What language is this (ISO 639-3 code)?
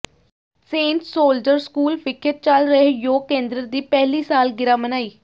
pan